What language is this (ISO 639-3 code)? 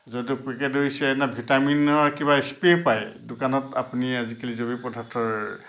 asm